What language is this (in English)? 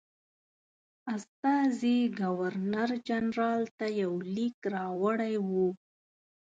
Pashto